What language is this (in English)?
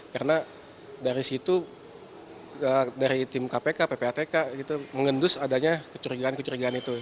Indonesian